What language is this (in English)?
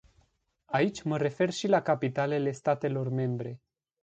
Romanian